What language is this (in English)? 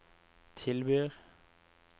Norwegian